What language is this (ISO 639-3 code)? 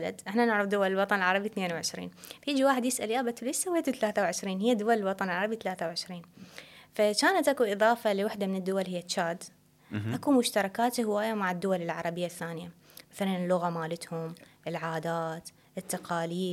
ara